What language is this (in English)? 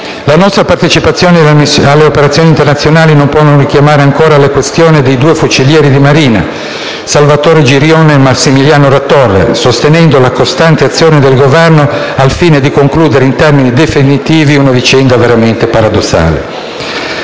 Italian